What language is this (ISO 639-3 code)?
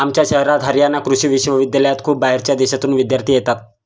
mar